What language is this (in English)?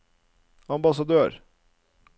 Norwegian